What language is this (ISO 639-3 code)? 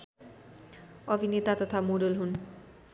nep